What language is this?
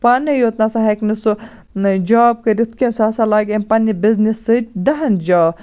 Kashmiri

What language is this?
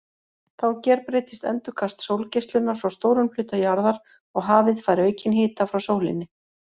Icelandic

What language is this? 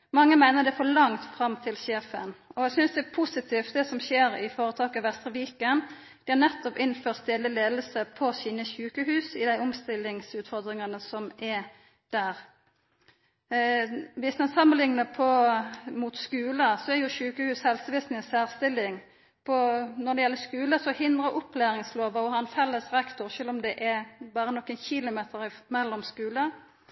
Norwegian Nynorsk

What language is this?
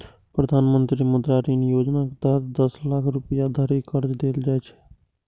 Maithili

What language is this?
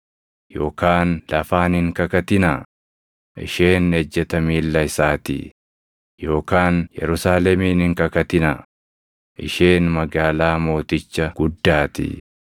Oromo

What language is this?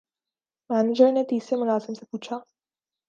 Urdu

